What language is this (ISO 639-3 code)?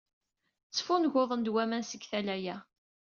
kab